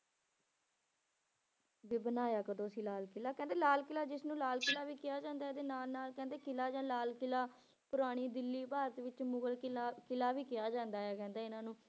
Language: Punjabi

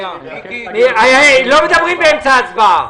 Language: Hebrew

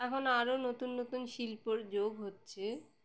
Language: Bangla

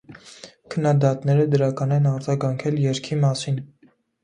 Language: Armenian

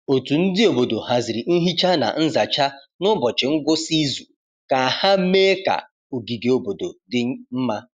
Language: Igbo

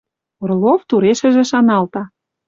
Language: Western Mari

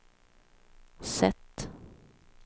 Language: Swedish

